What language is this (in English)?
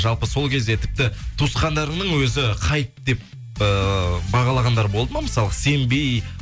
Kazakh